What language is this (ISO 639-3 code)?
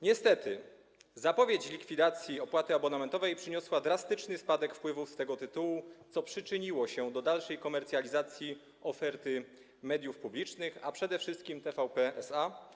pol